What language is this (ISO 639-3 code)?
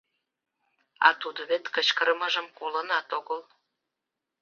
chm